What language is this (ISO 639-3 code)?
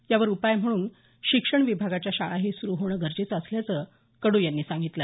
mar